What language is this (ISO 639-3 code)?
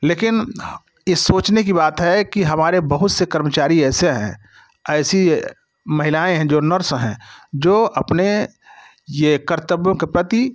hin